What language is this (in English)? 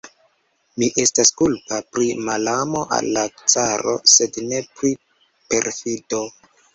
Esperanto